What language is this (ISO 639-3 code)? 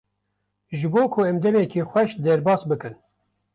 kur